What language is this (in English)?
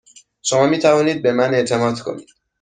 Persian